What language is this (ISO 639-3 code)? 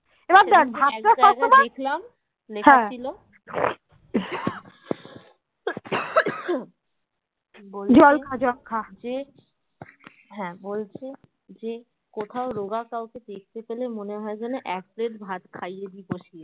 ben